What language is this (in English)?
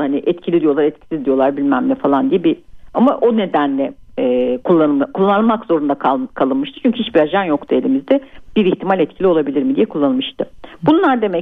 Turkish